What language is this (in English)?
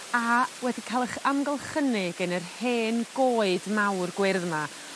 Welsh